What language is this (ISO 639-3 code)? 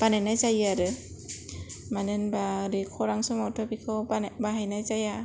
brx